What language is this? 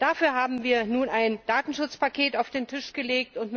German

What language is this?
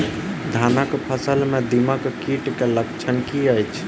Maithili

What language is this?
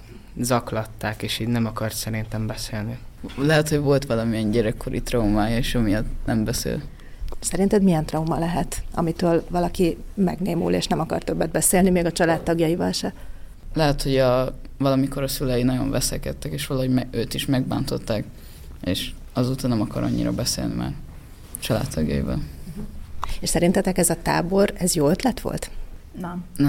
Hungarian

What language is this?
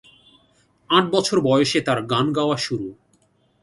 Bangla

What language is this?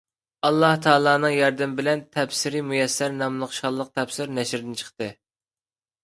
Uyghur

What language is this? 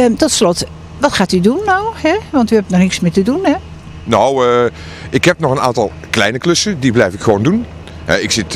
Dutch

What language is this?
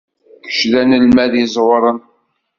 Kabyle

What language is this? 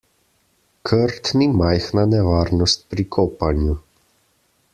Slovenian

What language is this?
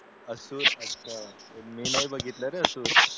Marathi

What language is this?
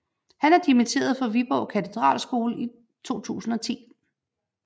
Danish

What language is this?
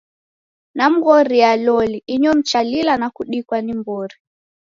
Taita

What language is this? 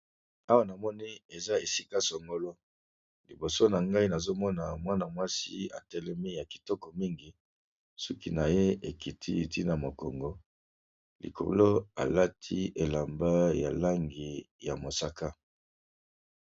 Lingala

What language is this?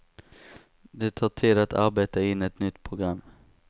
Swedish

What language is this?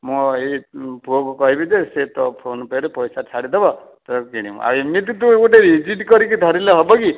Odia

